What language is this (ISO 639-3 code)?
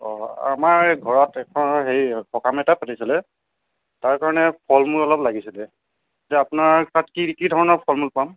asm